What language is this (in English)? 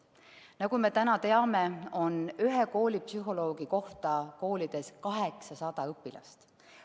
Estonian